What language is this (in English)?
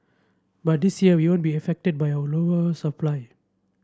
English